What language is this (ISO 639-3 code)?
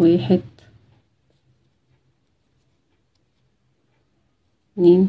ara